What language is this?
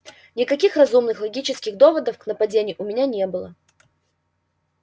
Russian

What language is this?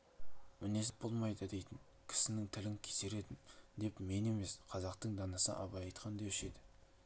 Kazakh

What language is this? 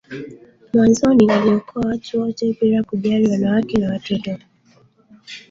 Swahili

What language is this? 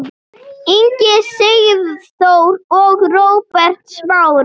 Icelandic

